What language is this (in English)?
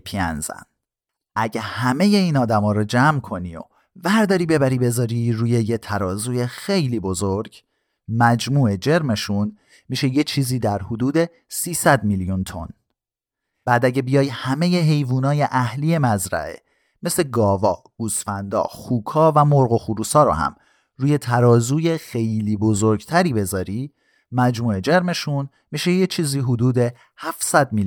Persian